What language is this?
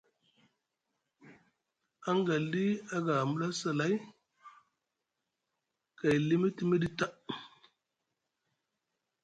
Musgu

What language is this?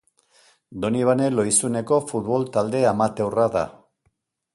Basque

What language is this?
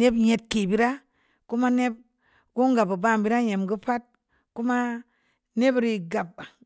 Samba Leko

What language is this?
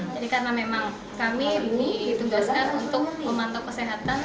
Indonesian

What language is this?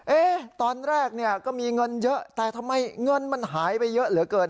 Thai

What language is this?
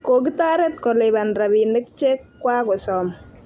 Kalenjin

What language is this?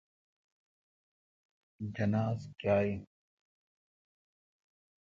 Kalkoti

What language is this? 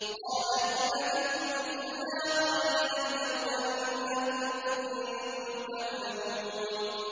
Arabic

